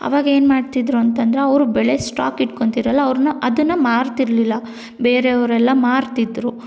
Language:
Kannada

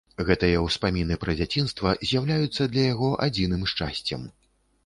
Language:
Belarusian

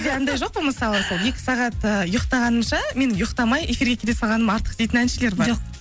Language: Kazakh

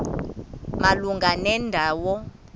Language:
Xhosa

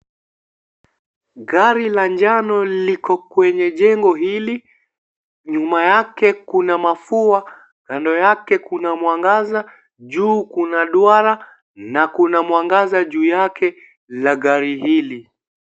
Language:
Swahili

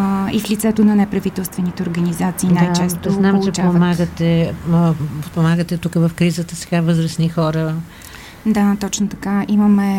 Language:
Bulgarian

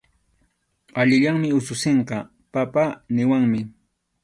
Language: Arequipa-La Unión Quechua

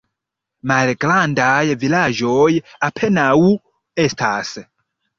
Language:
Esperanto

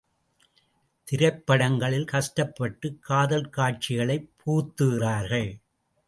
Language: Tamil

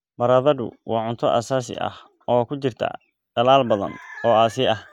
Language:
Somali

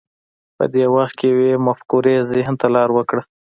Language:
Pashto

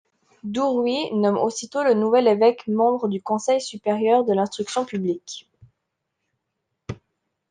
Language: French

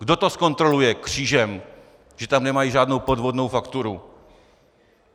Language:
Czech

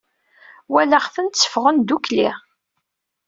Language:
Kabyle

